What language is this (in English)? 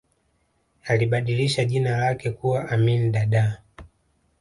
Swahili